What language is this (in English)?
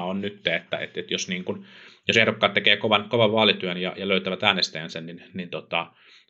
Finnish